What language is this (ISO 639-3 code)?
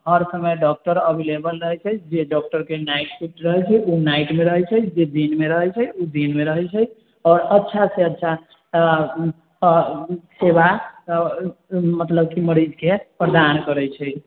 mai